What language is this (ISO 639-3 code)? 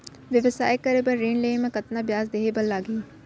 hne